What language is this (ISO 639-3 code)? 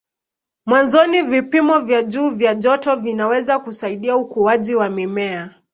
swa